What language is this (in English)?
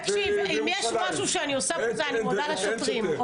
Hebrew